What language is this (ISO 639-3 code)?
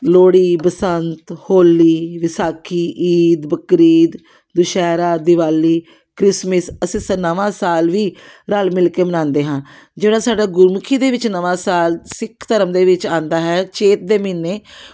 pan